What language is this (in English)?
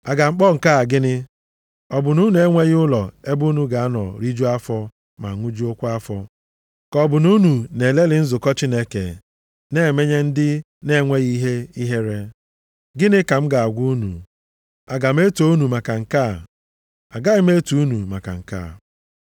Igbo